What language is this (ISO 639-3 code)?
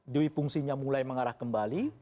ind